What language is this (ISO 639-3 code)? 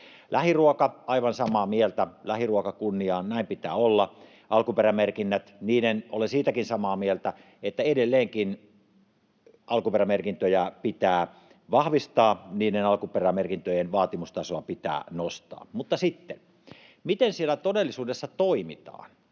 fin